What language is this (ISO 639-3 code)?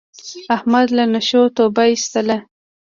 pus